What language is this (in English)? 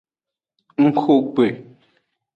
Aja (Benin)